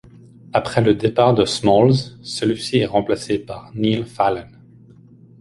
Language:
French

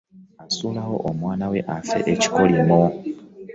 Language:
Ganda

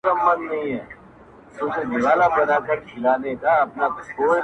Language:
Pashto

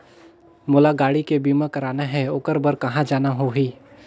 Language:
Chhattisgarhi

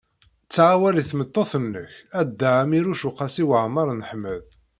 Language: Kabyle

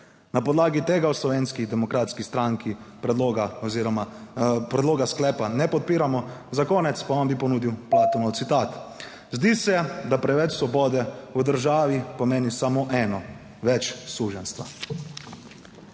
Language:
Slovenian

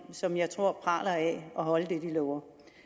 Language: Danish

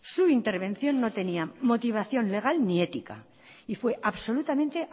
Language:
Spanish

